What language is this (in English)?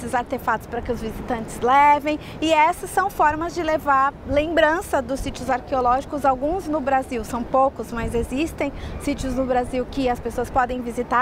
Portuguese